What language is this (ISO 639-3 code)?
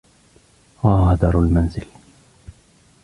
ara